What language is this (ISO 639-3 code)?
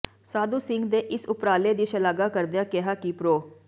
pan